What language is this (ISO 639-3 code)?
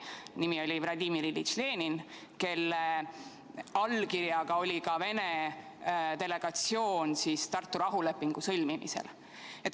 est